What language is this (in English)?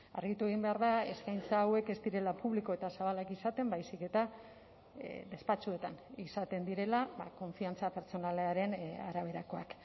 Basque